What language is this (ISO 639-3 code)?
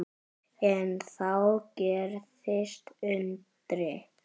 isl